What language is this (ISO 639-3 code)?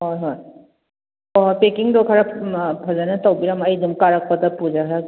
mni